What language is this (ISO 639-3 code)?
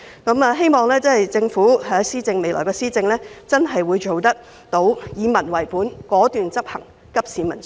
yue